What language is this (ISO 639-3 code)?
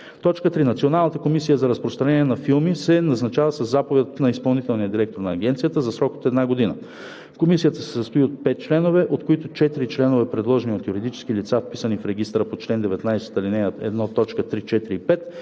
bul